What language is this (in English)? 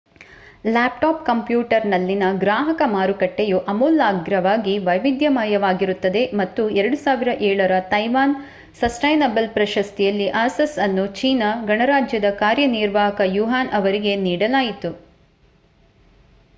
Kannada